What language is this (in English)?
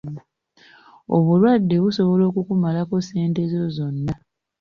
Ganda